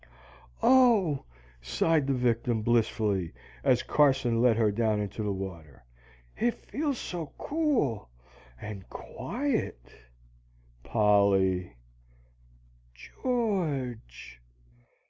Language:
English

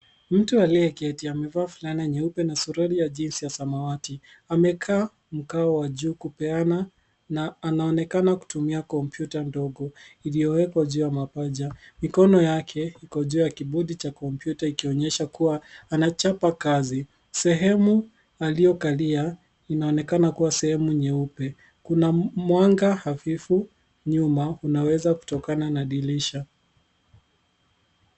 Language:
Swahili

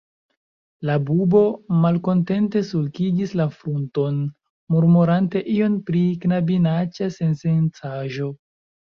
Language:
Esperanto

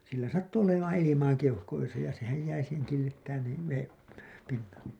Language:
Finnish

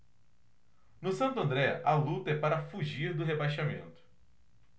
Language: Portuguese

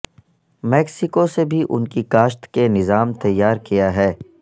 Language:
Urdu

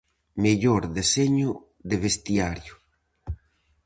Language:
Galician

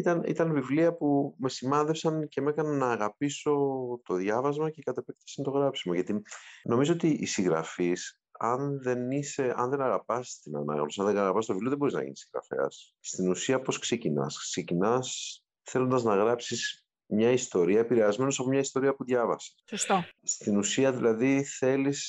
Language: Greek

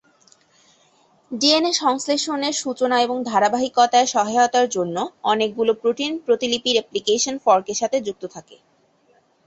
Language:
Bangla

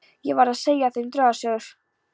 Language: Icelandic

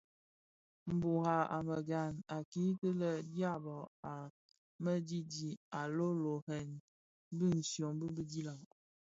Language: Bafia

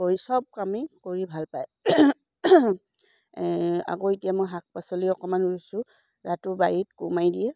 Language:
Assamese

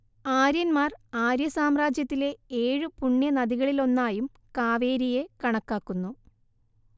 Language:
Malayalam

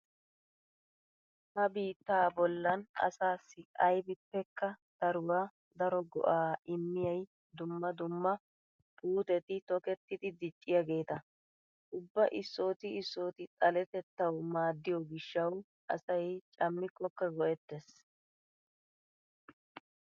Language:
Wolaytta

